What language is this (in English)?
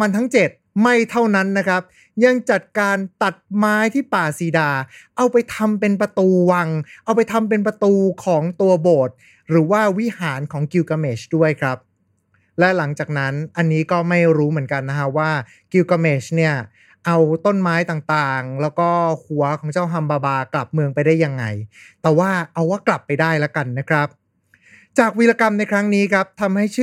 Thai